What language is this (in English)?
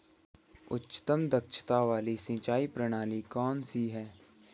Hindi